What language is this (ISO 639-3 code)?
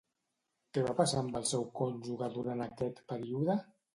cat